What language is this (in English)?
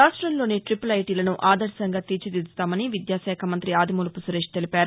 Telugu